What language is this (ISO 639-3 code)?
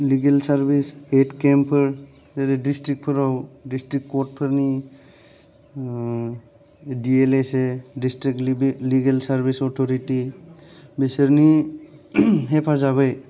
brx